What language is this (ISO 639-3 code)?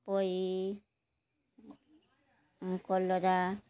ori